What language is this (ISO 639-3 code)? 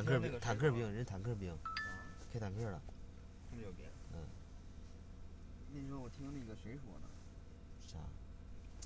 zho